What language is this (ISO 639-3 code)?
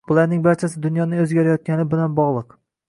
uzb